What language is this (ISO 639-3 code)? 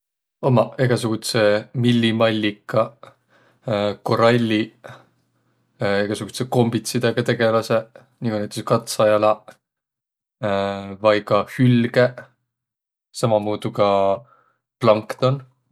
vro